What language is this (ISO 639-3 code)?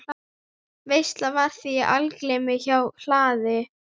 isl